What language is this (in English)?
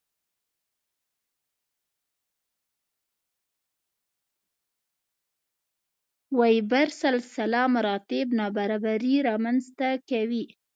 Pashto